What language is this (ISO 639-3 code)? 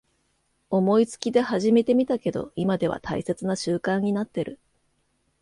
jpn